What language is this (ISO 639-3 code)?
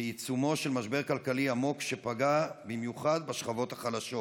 heb